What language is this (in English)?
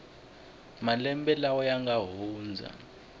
Tsonga